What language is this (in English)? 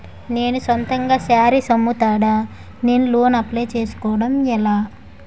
Telugu